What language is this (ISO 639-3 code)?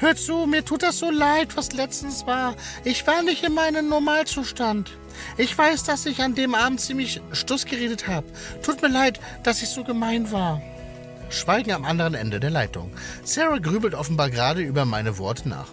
deu